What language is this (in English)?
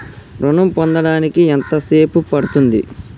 Telugu